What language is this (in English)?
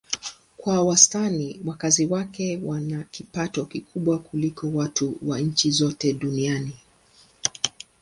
Swahili